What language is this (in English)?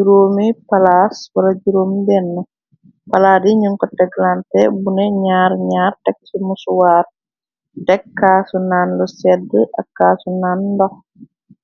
Wolof